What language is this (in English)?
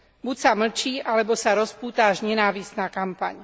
Slovak